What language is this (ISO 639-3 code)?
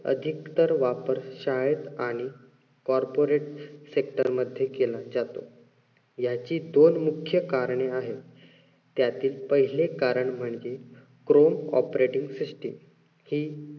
mar